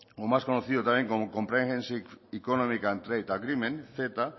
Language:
Spanish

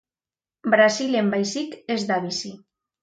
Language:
Basque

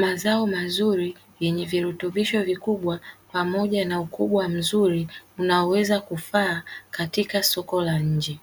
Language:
Swahili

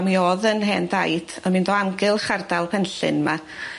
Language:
Welsh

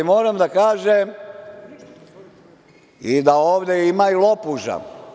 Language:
Serbian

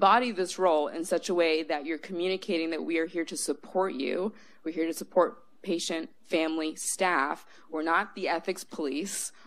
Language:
English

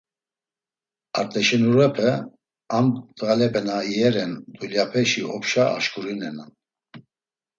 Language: Laz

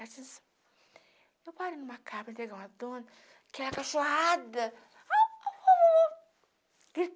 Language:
Portuguese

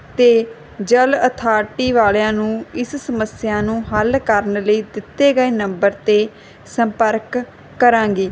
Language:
Punjabi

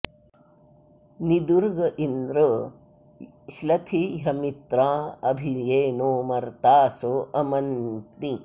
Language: Sanskrit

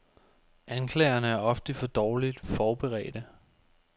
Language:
Danish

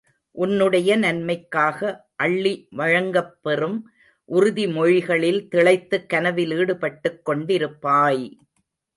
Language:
Tamil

